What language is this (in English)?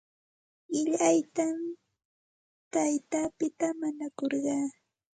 Santa Ana de Tusi Pasco Quechua